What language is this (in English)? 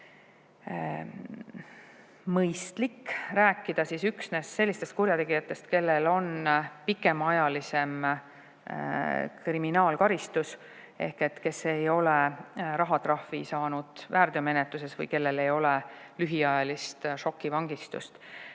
Estonian